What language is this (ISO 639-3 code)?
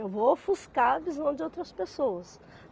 por